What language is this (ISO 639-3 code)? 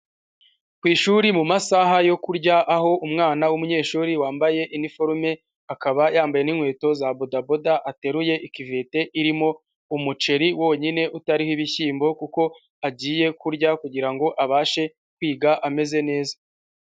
kin